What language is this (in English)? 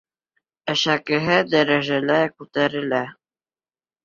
Bashkir